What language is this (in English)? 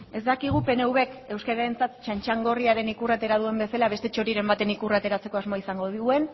Basque